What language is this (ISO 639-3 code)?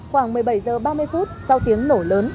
vie